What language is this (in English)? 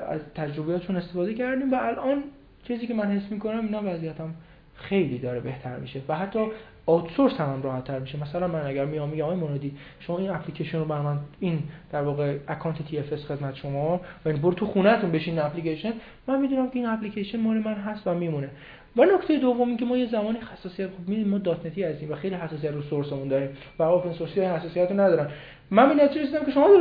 Persian